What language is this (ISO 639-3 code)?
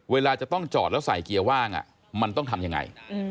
tha